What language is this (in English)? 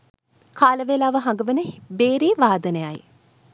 Sinhala